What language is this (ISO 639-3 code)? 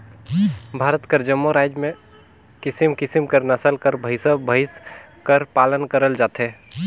hne